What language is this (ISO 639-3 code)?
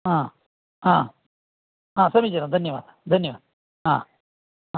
san